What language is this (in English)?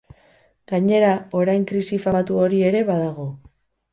Basque